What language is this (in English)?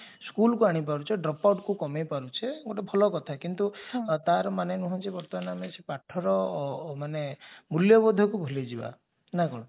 Odia